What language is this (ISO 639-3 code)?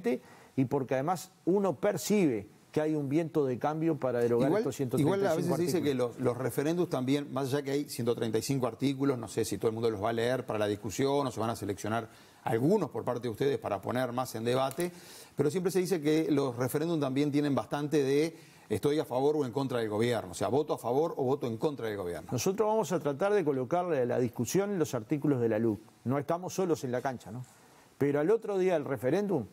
spa